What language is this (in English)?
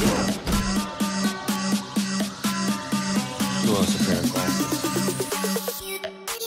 English